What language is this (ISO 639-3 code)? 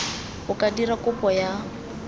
tsn